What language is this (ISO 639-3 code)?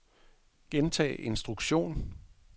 dan